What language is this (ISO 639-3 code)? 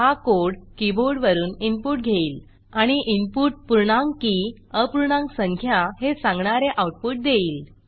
mar